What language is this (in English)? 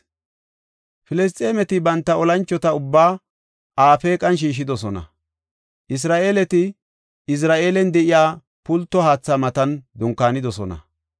Gofa